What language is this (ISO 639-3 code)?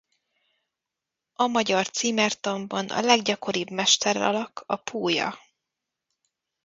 hun